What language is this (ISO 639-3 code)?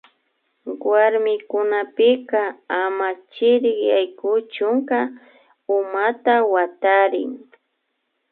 qvi